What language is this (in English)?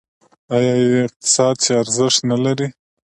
Pashto